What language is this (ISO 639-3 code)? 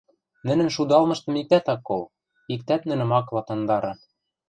mrj